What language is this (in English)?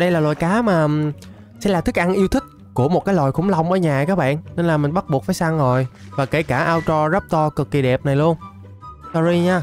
Vietnamese